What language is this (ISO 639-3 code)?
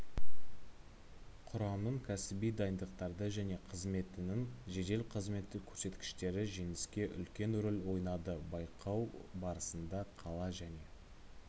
kaz